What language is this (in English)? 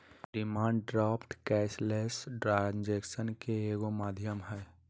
Magahi